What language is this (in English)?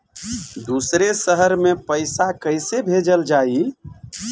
Bhojpuri